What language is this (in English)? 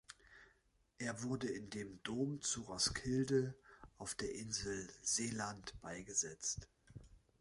German